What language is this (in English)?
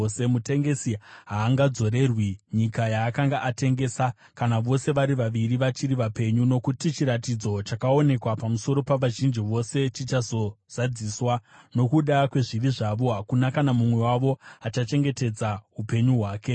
Shona